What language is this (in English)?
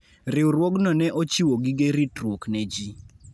Luo (Kenya and Tanzania)